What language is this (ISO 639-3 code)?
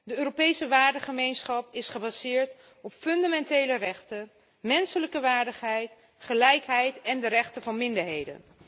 nld